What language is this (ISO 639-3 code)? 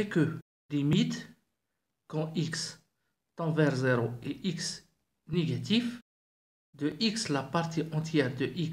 fra